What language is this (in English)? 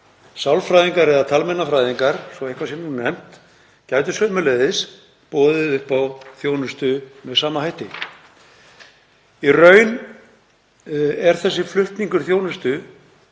Icelandic